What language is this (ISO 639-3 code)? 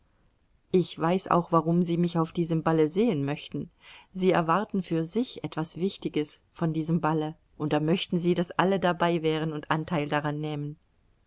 deu